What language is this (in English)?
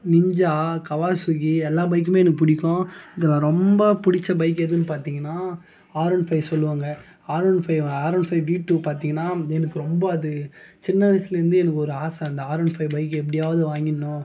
Tamil